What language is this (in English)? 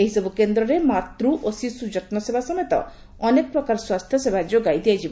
Odia